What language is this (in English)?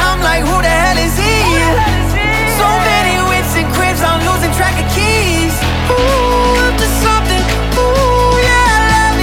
English